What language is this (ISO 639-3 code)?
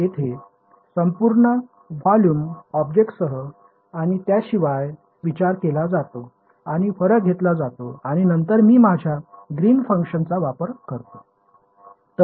mar